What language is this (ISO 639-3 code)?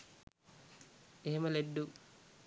sin